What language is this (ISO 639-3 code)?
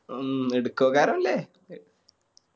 mal